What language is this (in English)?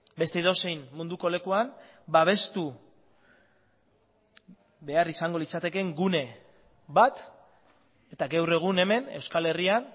Basque